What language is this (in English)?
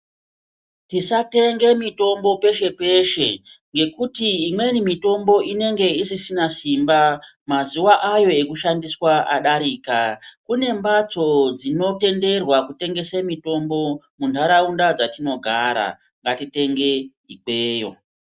Ndau